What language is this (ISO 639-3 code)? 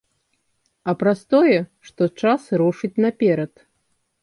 bel